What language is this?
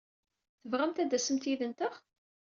Kabyle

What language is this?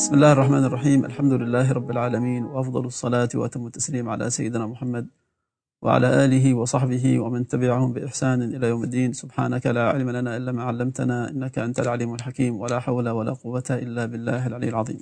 Arabic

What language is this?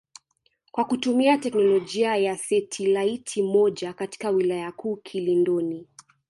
Swahili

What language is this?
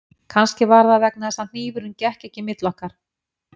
Icelandic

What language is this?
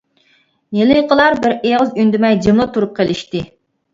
Uyghur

